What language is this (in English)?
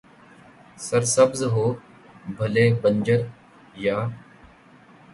Urdu